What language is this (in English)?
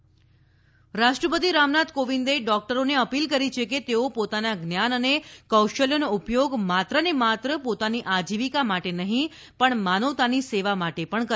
Gujarati